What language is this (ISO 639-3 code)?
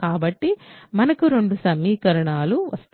tel